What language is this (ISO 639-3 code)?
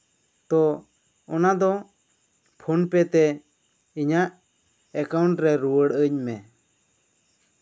sat